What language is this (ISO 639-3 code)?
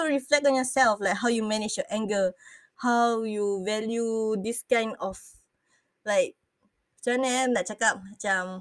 msa